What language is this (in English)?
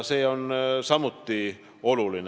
Estonian